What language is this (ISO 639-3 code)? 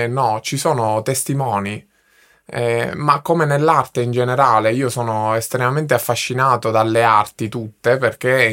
ita